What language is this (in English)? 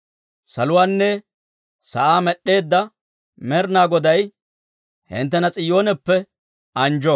Dawro